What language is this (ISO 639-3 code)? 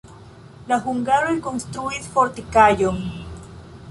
epo